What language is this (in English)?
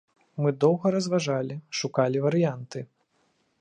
Belarusian